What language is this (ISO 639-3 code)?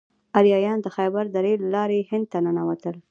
pus